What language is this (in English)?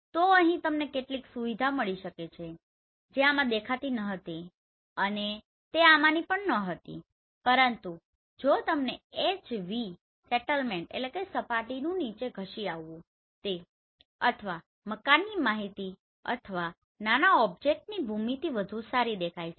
Gujarati